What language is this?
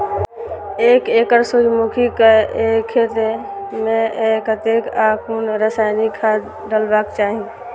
Maithili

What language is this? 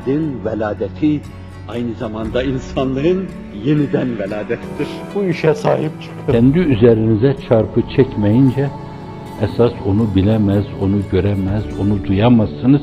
Turkish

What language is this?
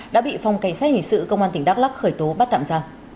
Vietnamese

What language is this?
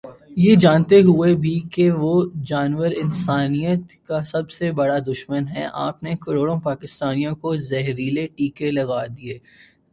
Urdu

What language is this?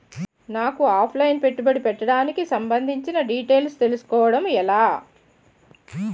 Telugu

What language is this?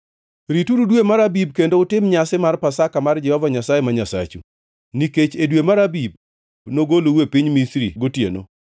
Luo (Kenya and Tanzania)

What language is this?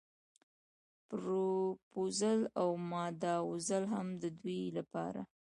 Pashto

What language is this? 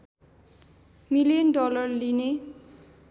Nepali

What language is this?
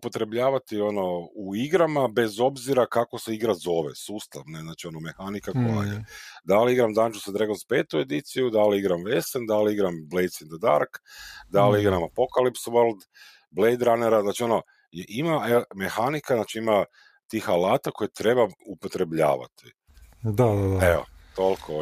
Croatian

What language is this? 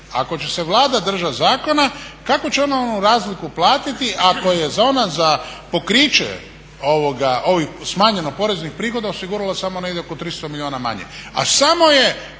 Croatian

